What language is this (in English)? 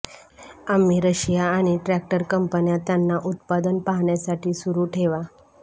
Marathi